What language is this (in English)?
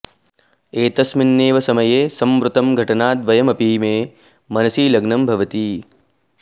Sanskrit